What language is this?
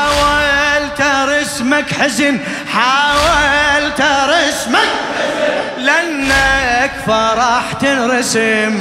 Arabic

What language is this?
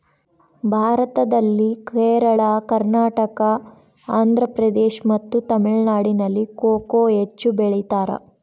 Kannada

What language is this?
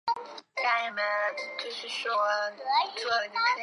Chinese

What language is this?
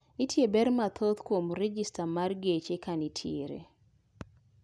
Luo (Kenya and Tanzania)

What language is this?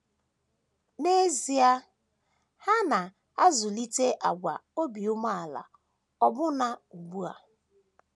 Igbo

